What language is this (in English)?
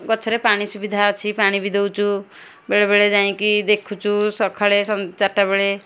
Odia